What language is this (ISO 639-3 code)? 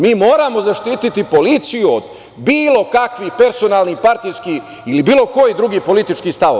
srp